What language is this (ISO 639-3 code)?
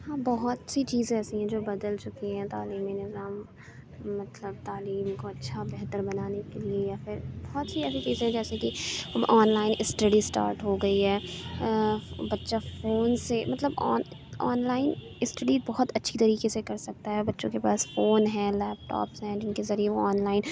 urd